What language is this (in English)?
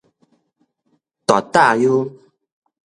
Min Nan Chinese